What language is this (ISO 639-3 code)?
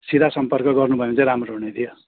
nep